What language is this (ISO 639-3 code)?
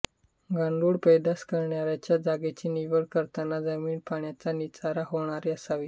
mar